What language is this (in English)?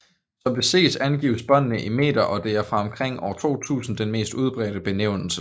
Danish